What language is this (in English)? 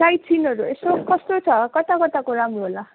Nepali